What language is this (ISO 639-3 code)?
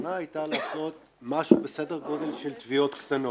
heb